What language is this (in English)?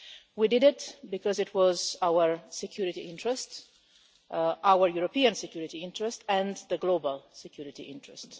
English